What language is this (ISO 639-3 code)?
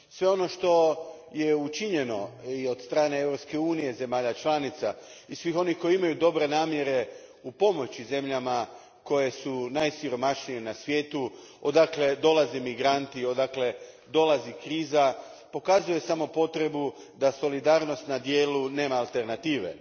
hrv